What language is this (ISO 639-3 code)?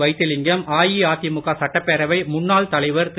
tam